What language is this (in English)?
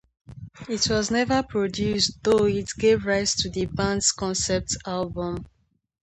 English